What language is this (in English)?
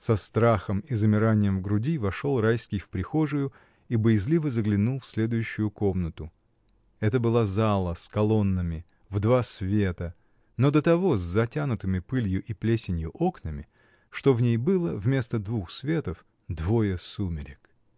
Russian